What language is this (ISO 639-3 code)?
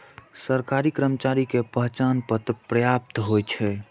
mai